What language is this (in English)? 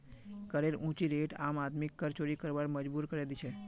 Magahi